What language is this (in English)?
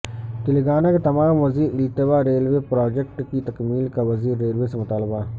Urdu